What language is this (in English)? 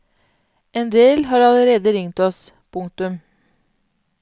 Norwegian